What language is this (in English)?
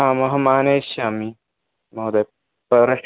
Sanskrit